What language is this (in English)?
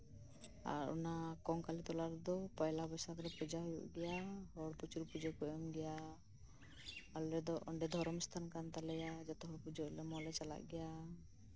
Santali